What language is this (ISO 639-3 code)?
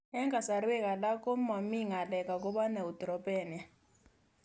kln